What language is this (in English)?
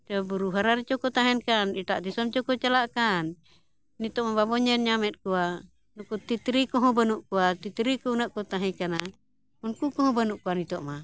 Santali